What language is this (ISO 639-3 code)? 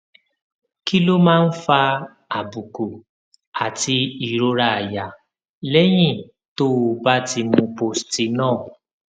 yor